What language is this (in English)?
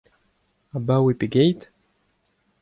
Breton